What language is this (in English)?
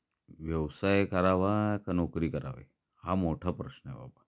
Marathi